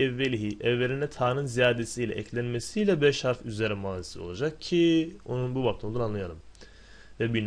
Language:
Turkish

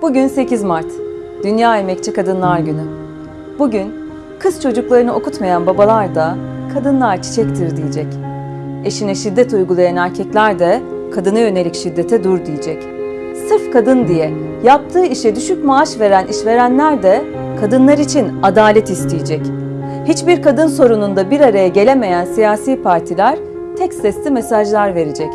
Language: Turkish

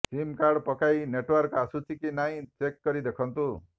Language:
Odia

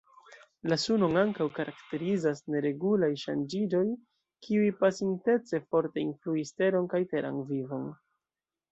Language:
Esperanto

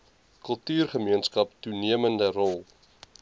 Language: Afrikaans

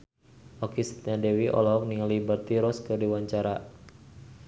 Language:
Sundanese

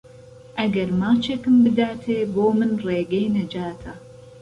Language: Central Kurdish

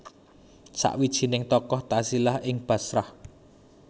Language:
Javanese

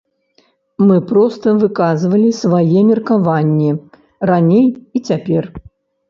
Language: Belarusian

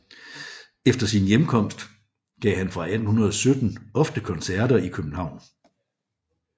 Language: Danish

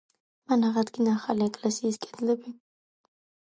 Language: Georgian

